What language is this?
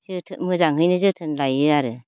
Bodo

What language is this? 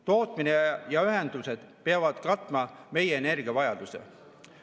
Estonian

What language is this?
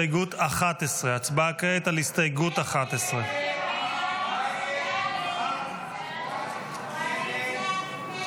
Hebrew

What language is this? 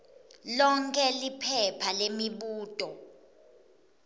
Swati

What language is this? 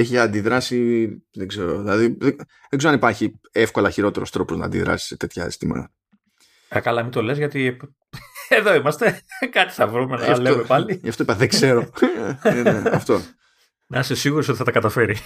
Greek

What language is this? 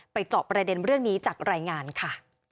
Thai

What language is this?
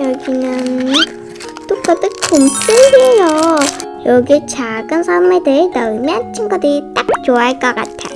Korean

